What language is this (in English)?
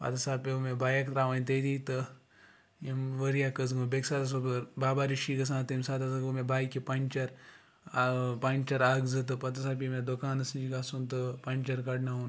Kashmiri